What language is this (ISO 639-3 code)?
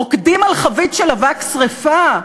heb